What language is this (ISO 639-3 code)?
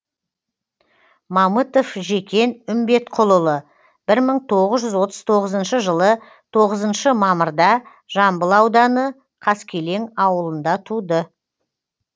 kaz